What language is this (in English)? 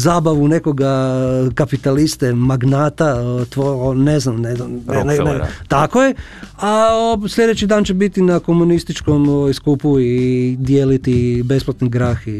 Croatian